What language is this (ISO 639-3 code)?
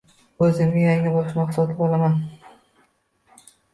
uzb